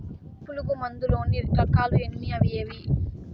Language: Telugu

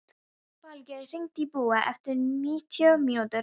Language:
Icelandic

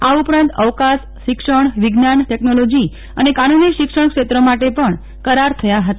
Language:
Gujarati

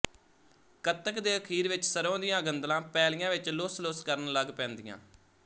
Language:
Punjabi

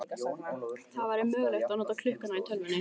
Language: Icelandic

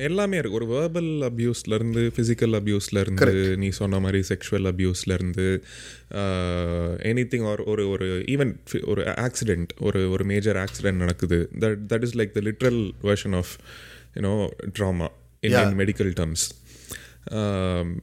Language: Tamil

